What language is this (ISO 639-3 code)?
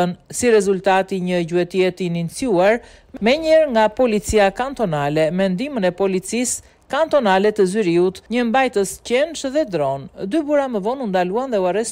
ron